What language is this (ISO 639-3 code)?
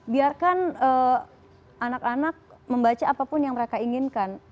ind